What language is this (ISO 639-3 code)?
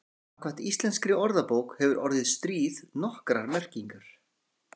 isl